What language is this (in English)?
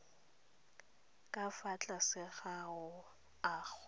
Tswana